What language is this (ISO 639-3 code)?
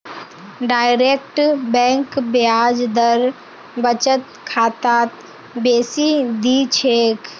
mag